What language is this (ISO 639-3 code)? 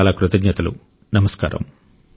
tel